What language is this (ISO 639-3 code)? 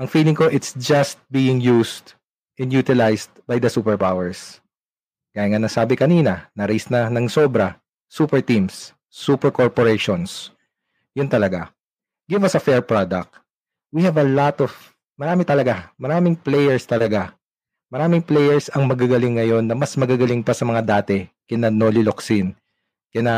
fil